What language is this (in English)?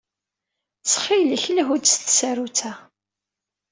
Kabyle